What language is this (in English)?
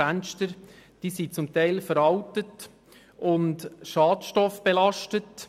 Swiss German